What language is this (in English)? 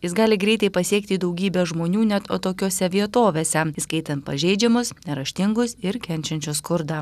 Lithuanian